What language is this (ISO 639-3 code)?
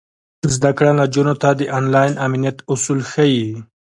pus